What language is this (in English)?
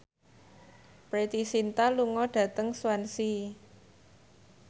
Javanese